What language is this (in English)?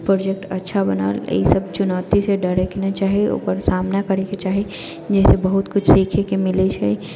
Maithili